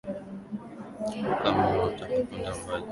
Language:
Swahili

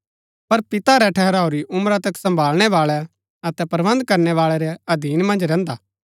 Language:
Gaddi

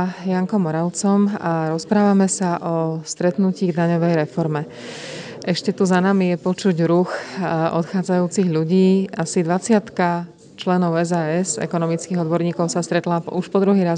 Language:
Slovak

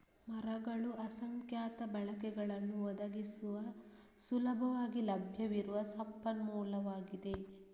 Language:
Kannada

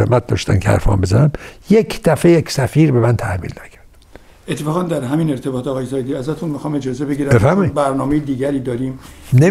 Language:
Persian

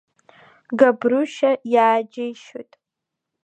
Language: Abkhazian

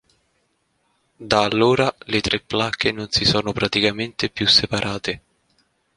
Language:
Italian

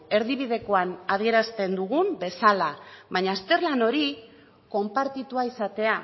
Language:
Basque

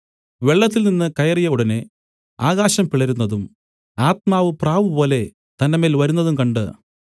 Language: Malayalam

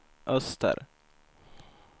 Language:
Swedish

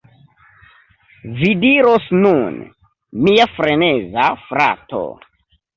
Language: Esperanto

